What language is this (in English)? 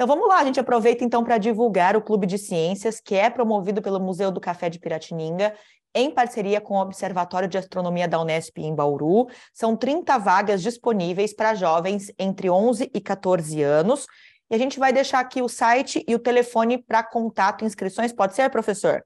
Portuguese